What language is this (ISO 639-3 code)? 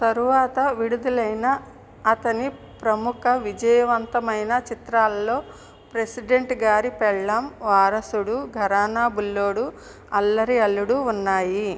tel